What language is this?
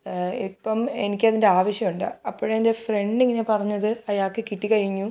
Malayalam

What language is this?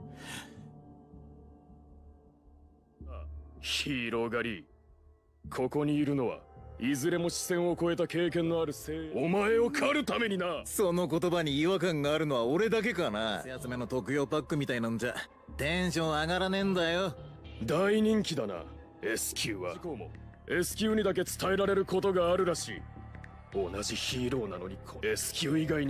Japanese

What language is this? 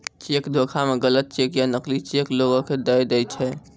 Maithili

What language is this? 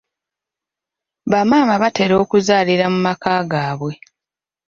Ganda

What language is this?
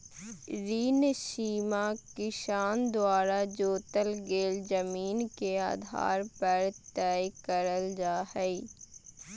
Magahi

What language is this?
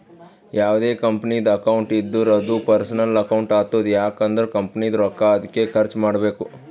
Kannada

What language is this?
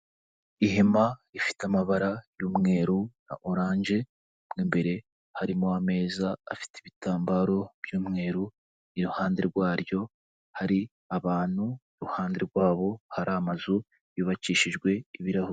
Kinyarwanda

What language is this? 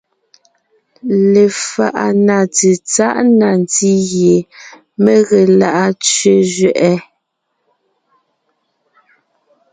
Ngiemboon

